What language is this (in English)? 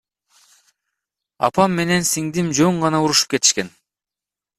Kyrgyz